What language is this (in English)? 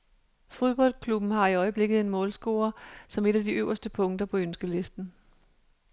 Danish